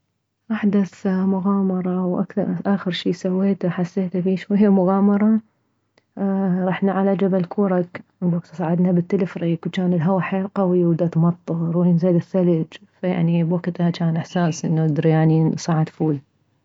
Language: Mesopotamian Arabic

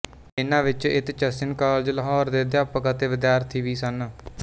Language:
Punjabi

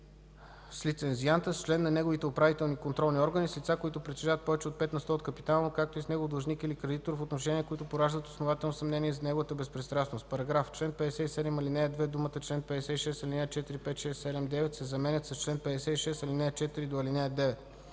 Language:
Bulgarian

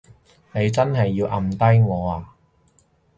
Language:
Cantonese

